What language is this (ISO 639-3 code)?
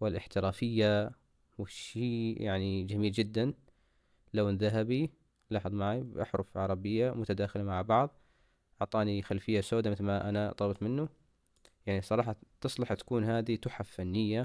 ara